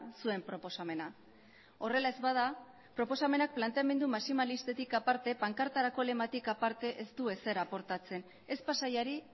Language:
Basque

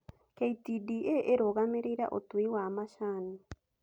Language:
Kikuyu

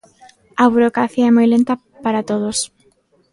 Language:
Galician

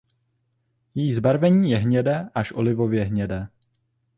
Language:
Czech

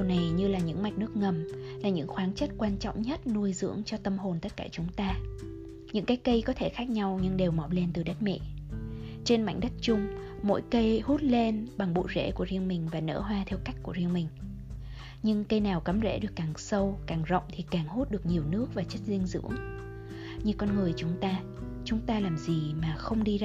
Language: Vietnamese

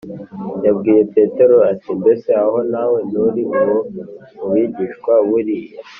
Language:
Kinyarwanda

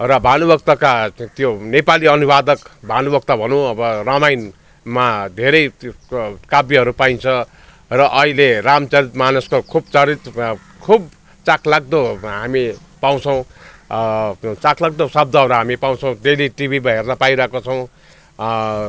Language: Nepali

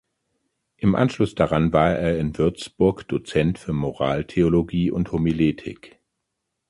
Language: German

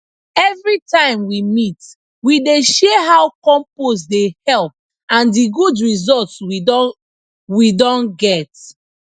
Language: Nigerian Pidgin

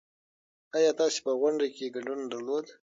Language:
Pashto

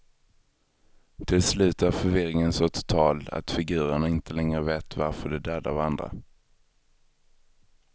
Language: Swedish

